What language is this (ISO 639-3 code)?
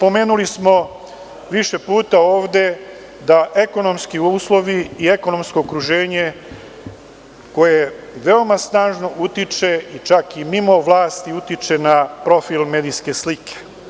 srp